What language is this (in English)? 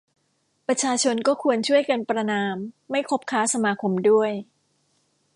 Thai